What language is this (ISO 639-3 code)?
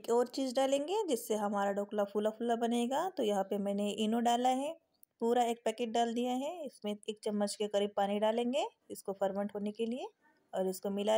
hin